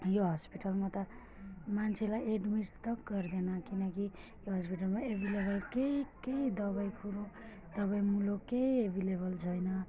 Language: Nepali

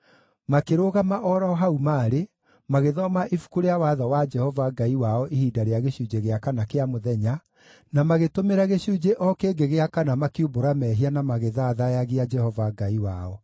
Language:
Kikuyu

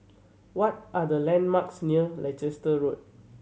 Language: English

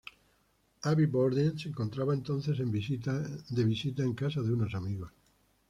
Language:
Spanish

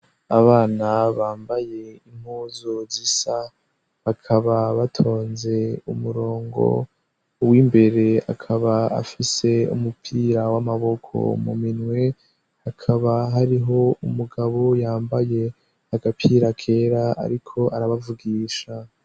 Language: Rundi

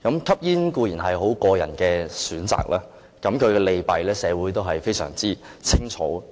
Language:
Cantonese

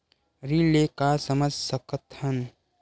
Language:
Chhattisgarhi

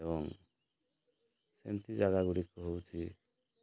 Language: Odia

